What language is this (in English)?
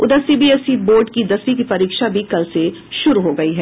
Hindi